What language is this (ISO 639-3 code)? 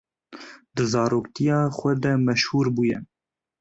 kur